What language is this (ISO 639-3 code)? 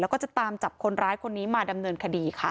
tha